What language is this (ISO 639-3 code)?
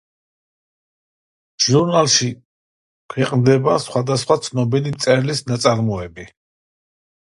kat